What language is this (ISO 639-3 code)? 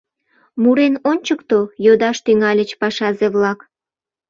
chm